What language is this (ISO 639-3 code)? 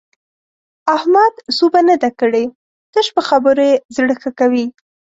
pus